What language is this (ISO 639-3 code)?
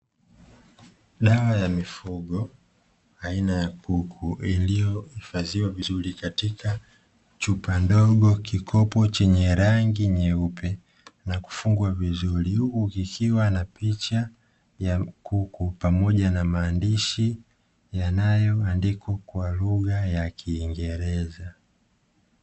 swa